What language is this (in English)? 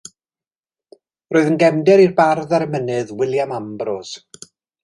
Welsh